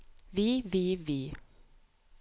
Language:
Norwegian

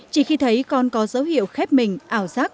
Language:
Vietnamese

